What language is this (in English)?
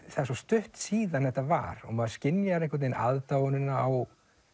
Icelandic